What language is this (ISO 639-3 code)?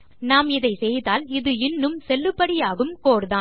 tam